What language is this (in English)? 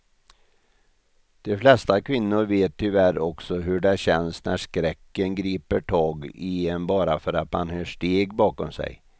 Swedish